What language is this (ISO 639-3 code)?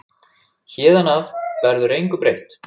isl